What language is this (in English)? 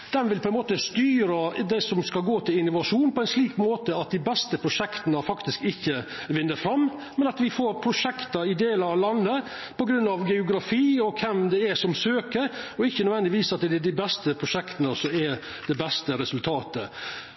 Norwegian Nynorsk